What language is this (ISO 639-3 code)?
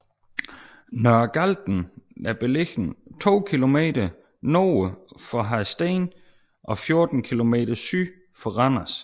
dan